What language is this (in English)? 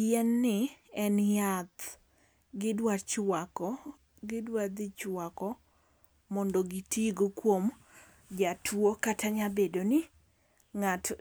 Luo (Kenya and Tanzania)